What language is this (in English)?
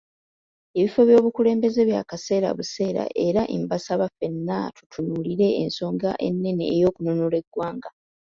Ganda